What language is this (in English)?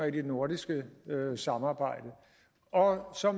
Danish